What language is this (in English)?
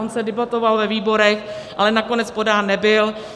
Czech